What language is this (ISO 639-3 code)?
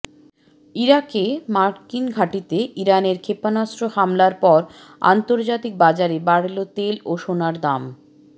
ben